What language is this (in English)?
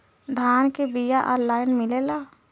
Bhojpuri